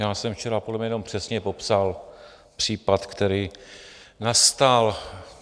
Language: Czech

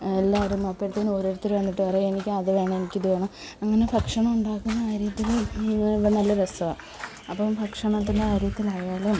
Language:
Malayalam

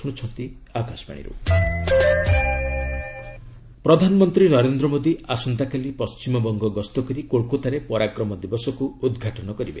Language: Odia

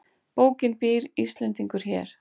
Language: Icelandic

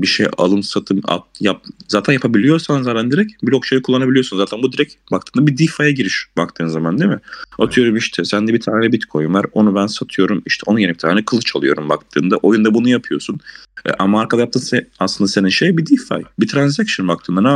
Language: Turkish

